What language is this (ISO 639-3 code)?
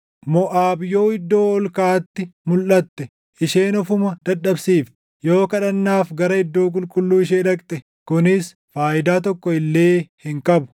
orm